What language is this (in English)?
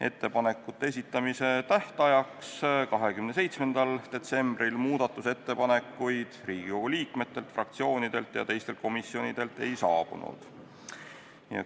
Estonian